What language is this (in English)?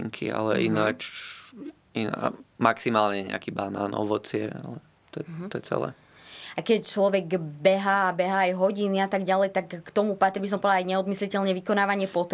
Slovak